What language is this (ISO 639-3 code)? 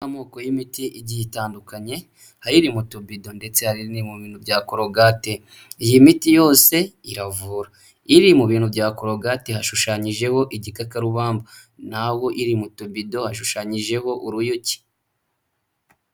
kin